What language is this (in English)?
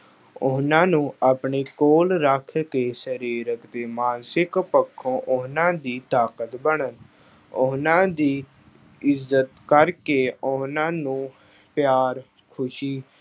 Punjabi